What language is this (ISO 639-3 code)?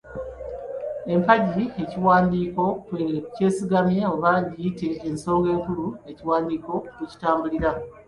lug